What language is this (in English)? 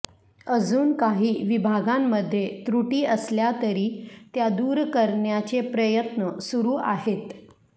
Marathi